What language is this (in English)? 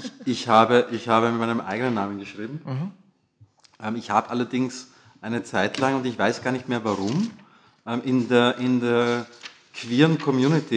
German